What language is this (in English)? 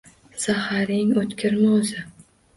Uzbek